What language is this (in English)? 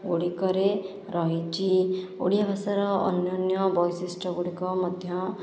Odia